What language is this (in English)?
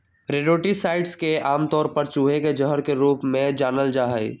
Magahi